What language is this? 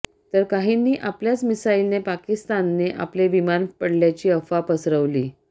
Marathi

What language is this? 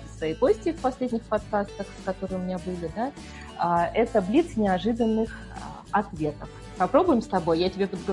Russian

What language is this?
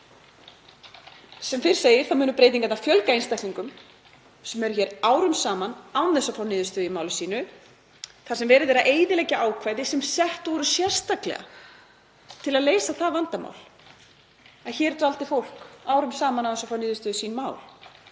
Icelandic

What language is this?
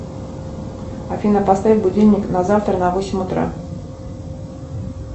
Russian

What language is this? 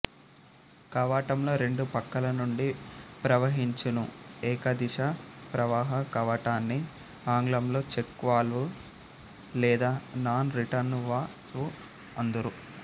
Telugu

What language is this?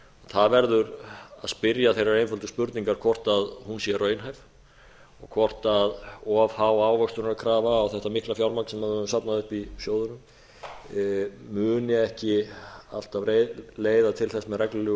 Icelandic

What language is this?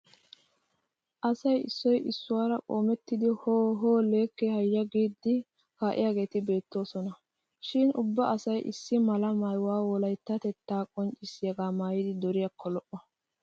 Wolaytta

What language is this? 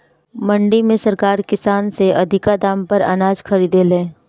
Bhojpuri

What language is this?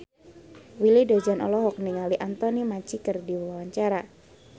Sundanese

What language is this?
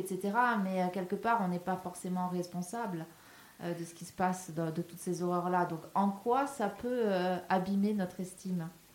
French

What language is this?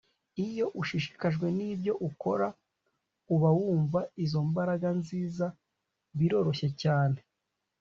Kinyarwanda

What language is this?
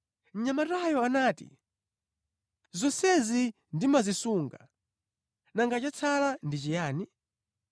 Nyanja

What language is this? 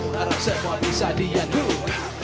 Indonesian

